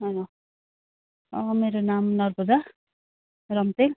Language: Nepali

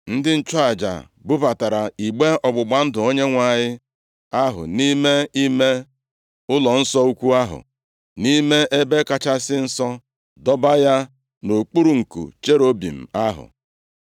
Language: Igbo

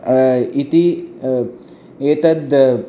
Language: Sanskrit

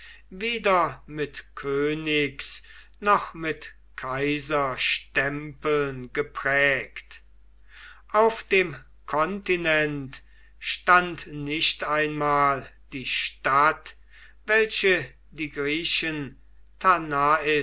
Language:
German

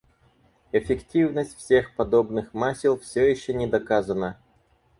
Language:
Russian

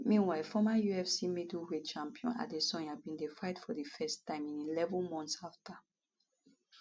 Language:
Nigerian Pidgin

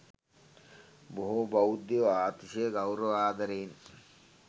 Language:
Sinhala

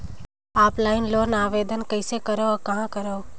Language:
Chhattisgarhi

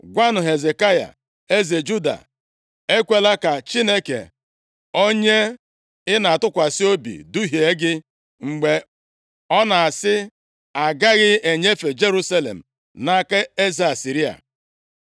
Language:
Igbo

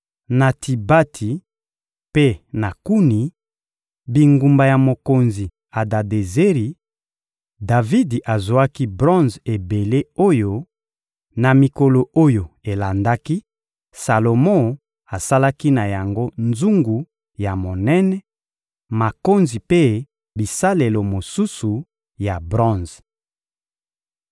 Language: Lingala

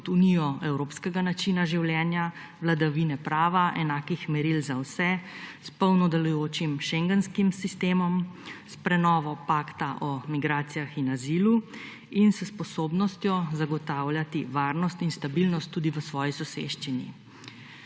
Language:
Slovenian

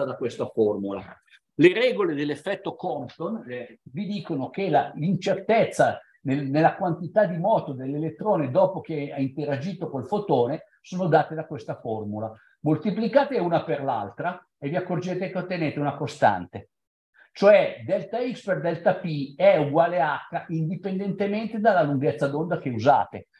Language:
Italian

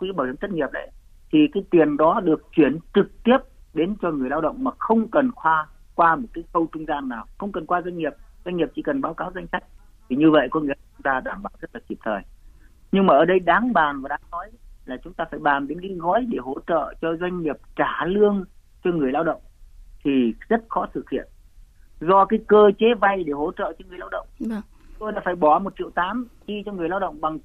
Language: Vietnamese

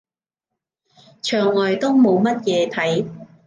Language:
Cantonese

